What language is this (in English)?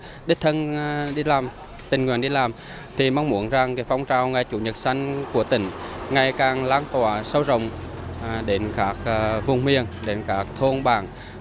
Vietnamese